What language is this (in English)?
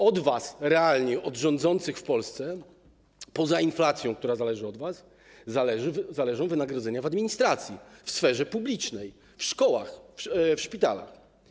Polish